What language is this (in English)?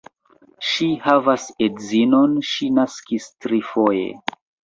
Esperanto